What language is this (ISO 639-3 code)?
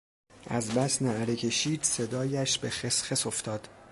fas